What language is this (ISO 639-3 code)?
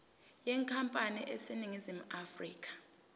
zul